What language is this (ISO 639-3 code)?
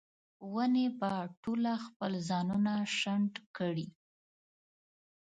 pus